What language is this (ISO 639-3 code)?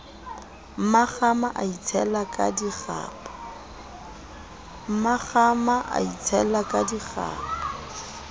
sot